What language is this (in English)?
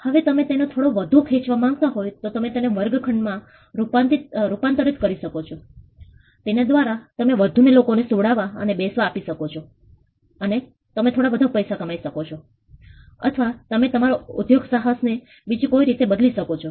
Gujarati